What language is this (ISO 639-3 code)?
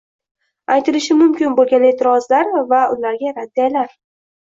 uzb